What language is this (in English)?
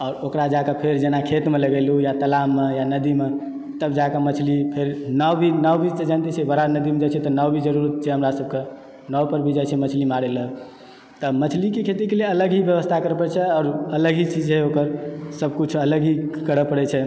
Maithili